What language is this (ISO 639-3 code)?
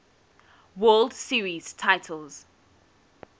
eng